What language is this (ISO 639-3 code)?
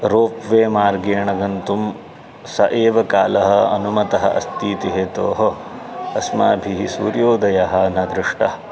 san